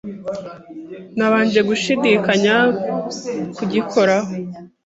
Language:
Kinyarwanda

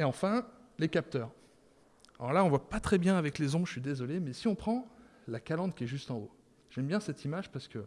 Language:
French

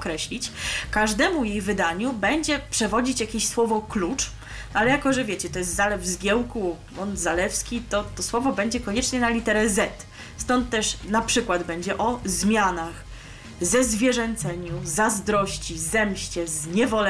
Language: Polish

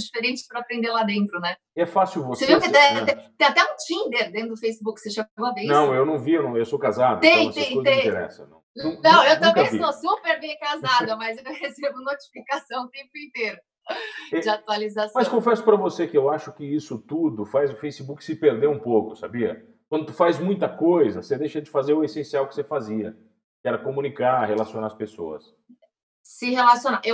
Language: Portuguese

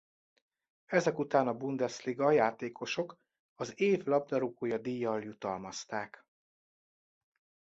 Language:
Hungarian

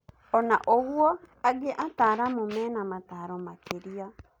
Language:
Kikuyu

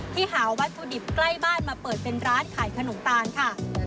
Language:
Thai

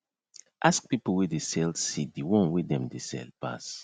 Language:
Nigerian Pidgin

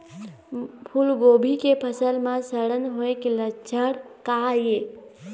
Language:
Chhattisgarhi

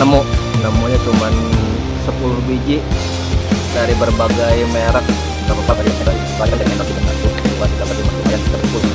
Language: Indonesian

